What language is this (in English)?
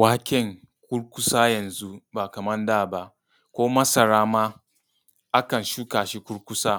Hausa